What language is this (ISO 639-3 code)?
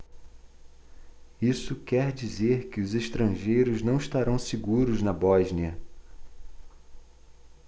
por